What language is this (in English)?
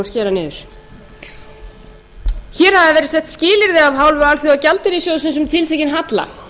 Icelandic